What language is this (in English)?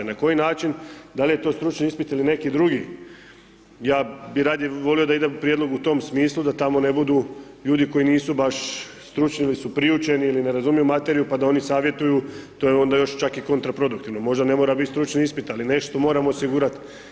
Croatian